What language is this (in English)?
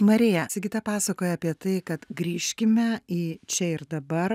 Lithuanian